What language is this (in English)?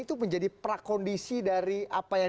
Indonesian